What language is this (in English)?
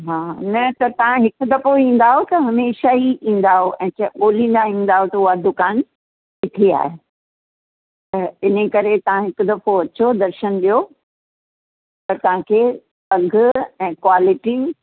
Sindhi